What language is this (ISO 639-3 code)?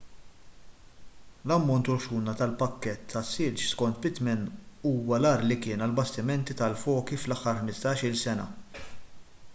mlt